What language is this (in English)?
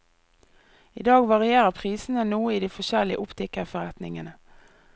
Norwegian